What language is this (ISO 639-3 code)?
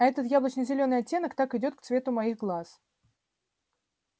rus